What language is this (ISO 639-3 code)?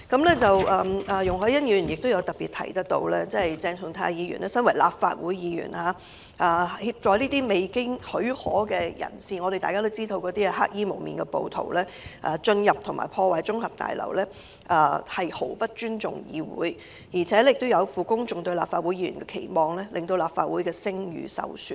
yue